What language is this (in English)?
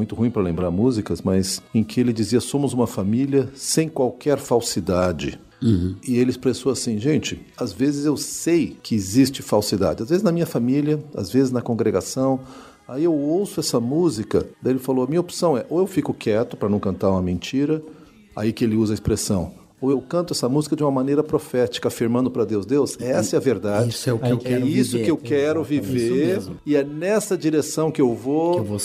Portuguese